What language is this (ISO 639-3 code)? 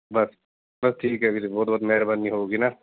pan